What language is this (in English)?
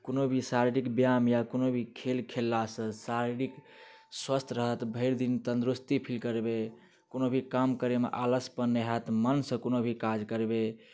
Maithili